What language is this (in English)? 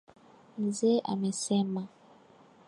Swahili